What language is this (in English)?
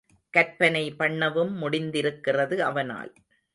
Tamil